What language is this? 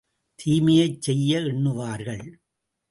Tamil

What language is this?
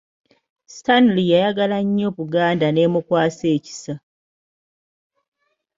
Ganda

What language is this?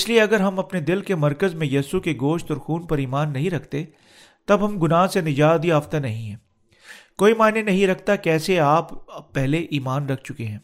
Urdu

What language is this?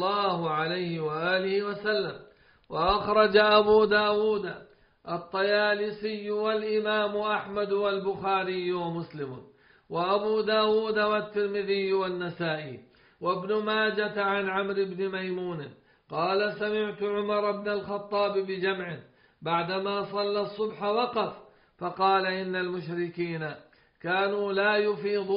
Arabic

